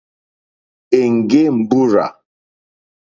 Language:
Mokpwe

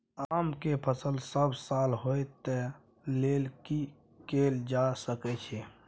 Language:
Maithili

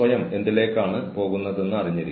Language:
Malayalam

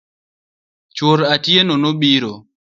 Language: Luo (Kenya and Tanzania)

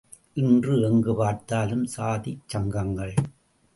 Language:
Tamil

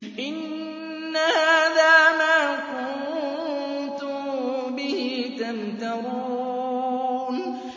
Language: Arabic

